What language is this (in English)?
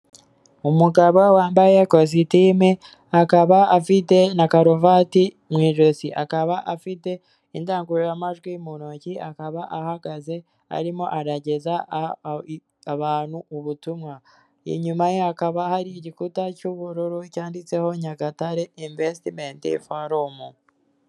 Kinyarwanda